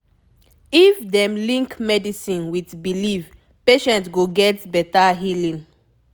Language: Nigerian Pidgin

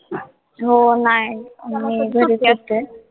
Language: Marathi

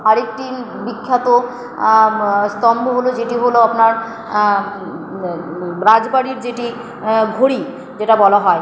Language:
Bangla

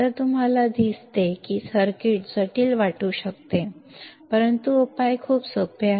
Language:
Marathi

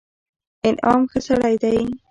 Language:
Pashto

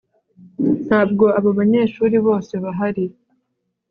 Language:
Kinyarwanda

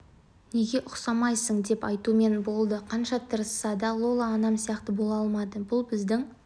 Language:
Kazakh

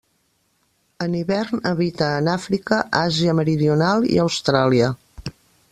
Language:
Catalan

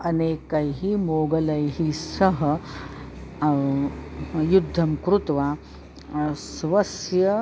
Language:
Sanskrit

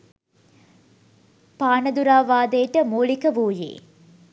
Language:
Sinhala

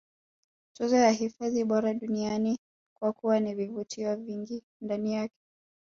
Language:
Swahili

